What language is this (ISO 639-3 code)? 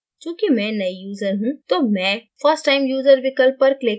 hin